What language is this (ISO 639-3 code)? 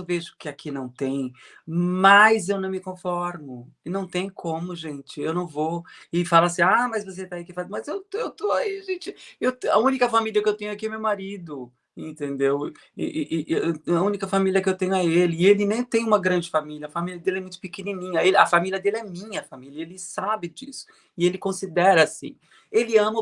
por